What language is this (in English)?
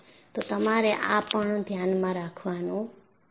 Gujarati